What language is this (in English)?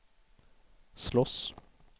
Swedish